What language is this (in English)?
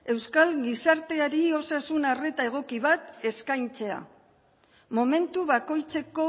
Basque